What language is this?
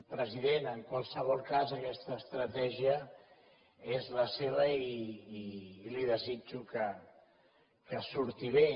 Catalan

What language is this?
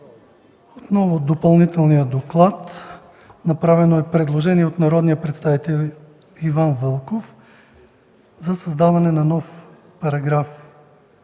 Bulgarian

